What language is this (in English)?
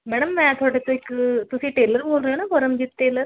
Punjabi